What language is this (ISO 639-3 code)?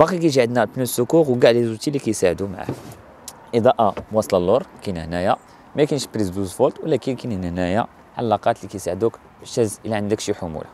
ara